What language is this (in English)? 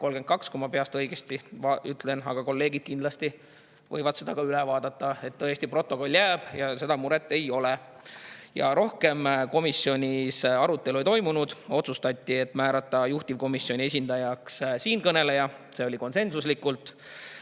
Estonian